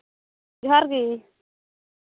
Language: Santali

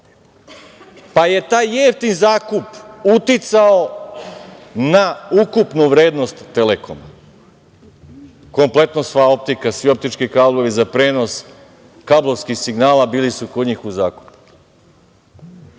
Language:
Serbian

